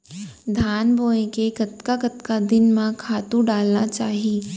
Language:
Chhattisgarhi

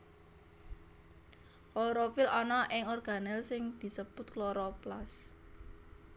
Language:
Javanese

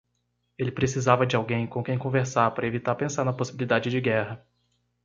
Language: Portuguese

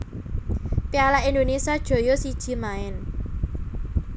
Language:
Javanese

